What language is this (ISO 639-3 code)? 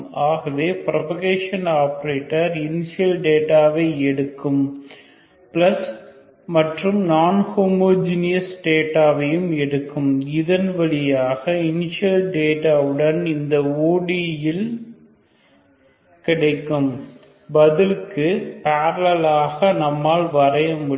tam